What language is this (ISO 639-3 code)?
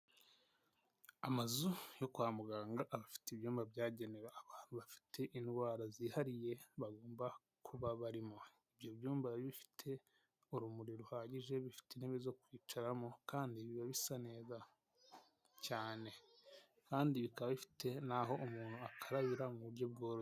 kin